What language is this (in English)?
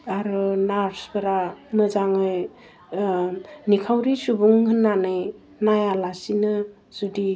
Bodo